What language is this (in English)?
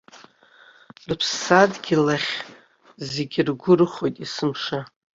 Abkhazian